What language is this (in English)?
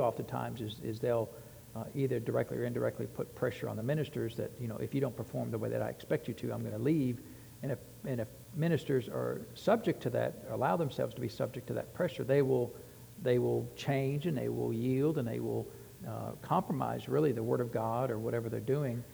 English